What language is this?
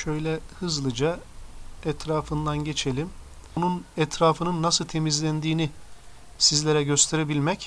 Turkish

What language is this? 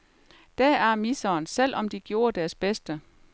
Danish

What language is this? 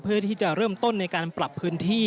Thai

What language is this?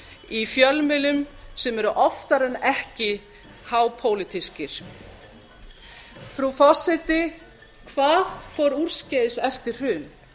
Icelandic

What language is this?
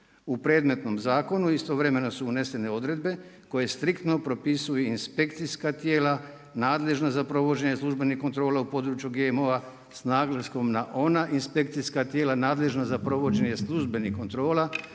Croatian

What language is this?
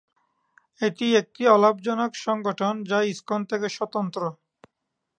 Bangla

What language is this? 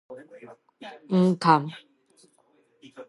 Min Nan Chinese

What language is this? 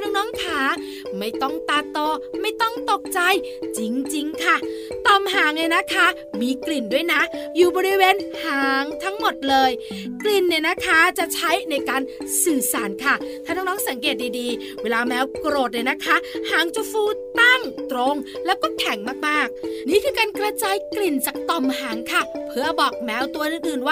Thai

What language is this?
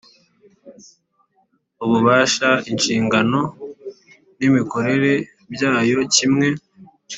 Kinyarwanda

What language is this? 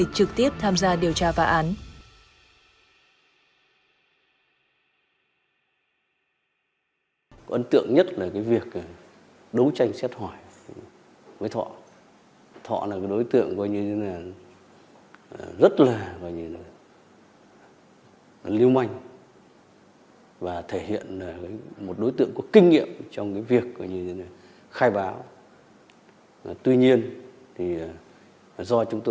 Vietnamese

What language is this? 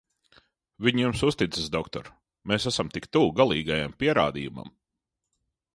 Latvian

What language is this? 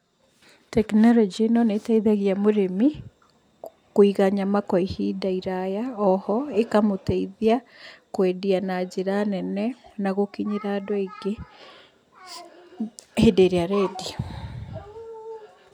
Kikuyu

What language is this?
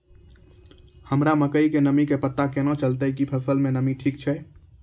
Maithili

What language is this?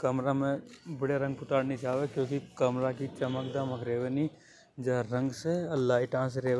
Hadothi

